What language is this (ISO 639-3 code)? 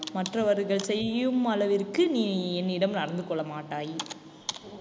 tam